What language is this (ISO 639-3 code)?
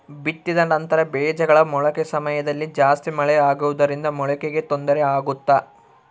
kan